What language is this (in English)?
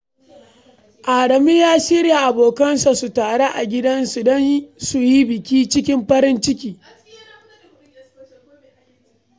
Hausa